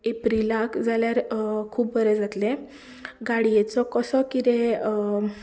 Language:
Konkani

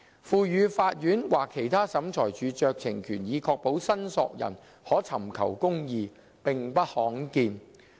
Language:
Cantonese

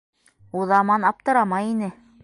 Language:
Bashkir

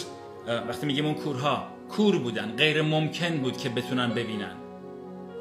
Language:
Persian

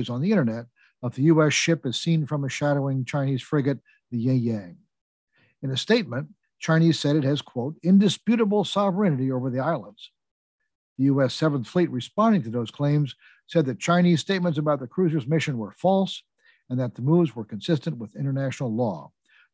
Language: English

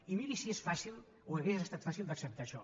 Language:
Catalan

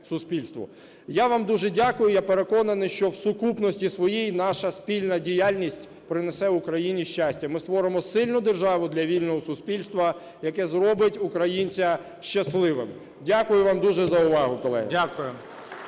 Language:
Ukrainian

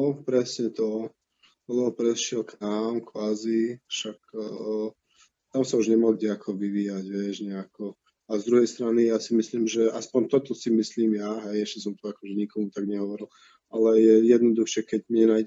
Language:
Slovak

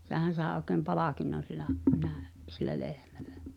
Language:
Finnish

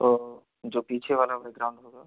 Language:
Hindi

